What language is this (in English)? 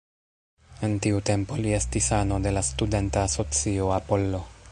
Esperanto